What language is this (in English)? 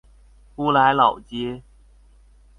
Chinese